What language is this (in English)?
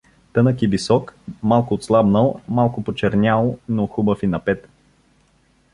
Bulgarian